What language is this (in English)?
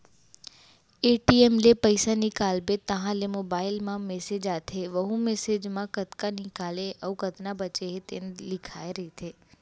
Chhattisgarhi